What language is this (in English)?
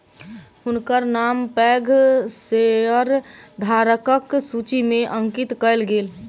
Maithili